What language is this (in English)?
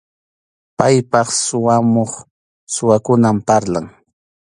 Arequipa-La Unión Quechua